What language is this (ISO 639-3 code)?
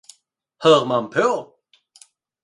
swe